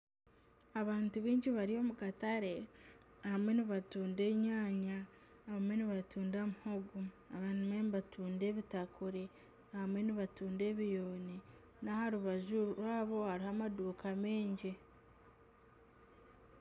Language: Nyankole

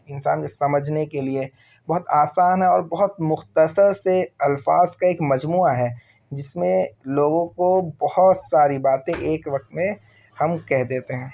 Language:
Urdu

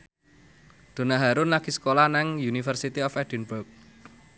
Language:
Javanese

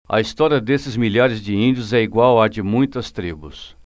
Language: Portuguese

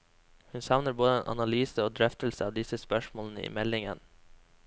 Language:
Norwegian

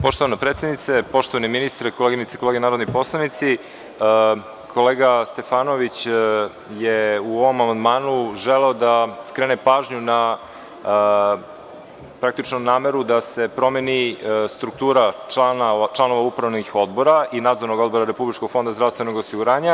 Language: Serbian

